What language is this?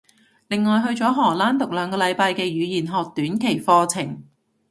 Cantonese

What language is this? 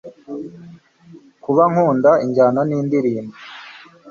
Kinyarwanda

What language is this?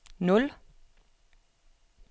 Danish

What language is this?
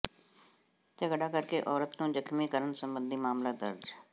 Punjabi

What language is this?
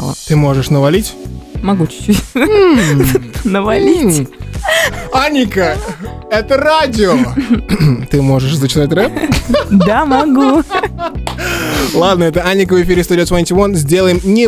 Russian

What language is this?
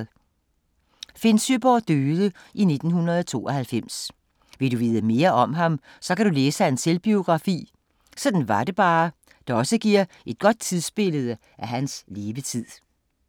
Danish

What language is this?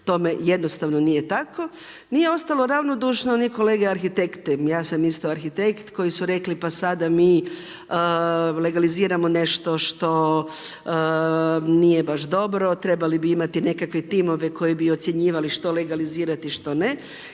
Croatian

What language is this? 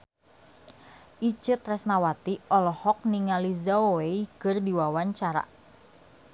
Sundanese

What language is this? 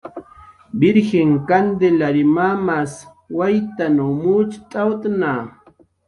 Jaqaru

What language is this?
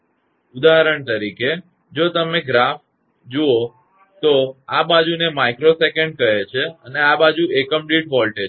Gujarati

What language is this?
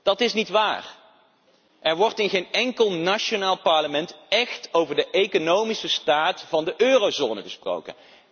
Dutch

